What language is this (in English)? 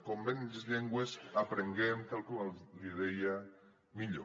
Catalan